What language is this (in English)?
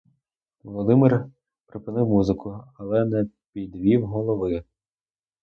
Ukrainian